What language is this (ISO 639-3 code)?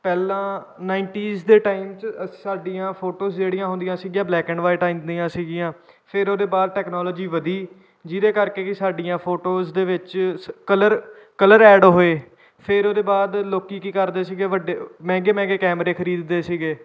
pan